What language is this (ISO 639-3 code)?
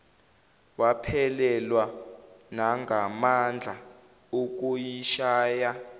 zul